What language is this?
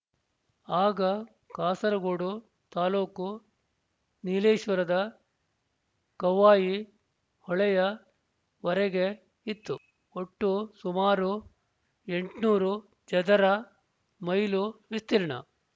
Kannada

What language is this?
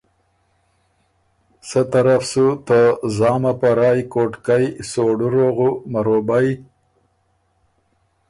Ormuri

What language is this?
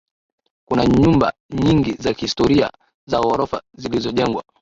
Swahili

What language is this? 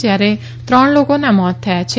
Gujarati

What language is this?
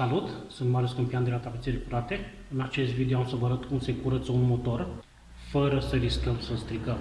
Romanian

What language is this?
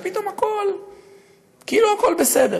Hebrew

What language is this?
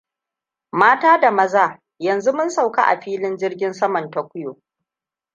Hausa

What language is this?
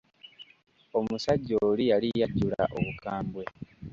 Ganda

